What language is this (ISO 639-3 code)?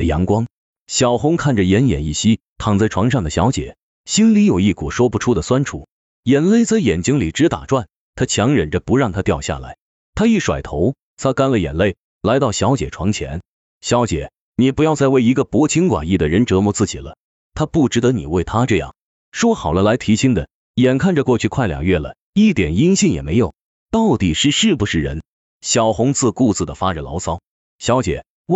zho